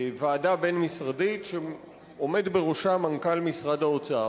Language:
Hebrew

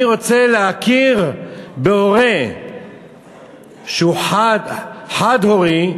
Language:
Hebrew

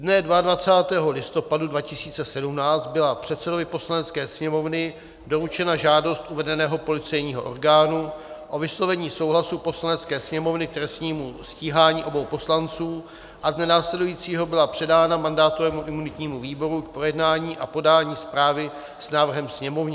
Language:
Czech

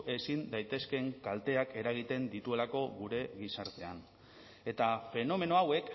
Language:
Basque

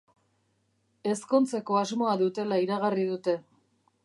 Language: Basque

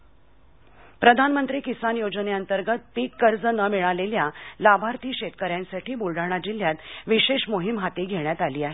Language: Marathi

